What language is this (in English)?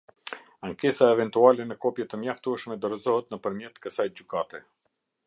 Albanian